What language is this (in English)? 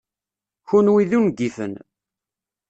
Kabyle